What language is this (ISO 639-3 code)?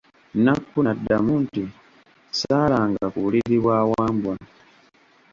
lug